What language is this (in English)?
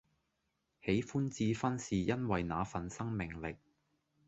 Cantonese